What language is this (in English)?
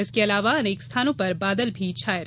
Hindi